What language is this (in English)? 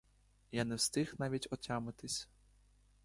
Ukrainian